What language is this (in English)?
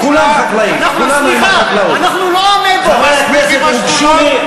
Hebrew